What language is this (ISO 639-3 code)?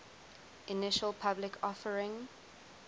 eng